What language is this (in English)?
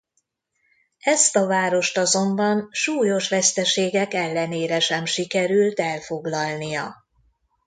Hungarian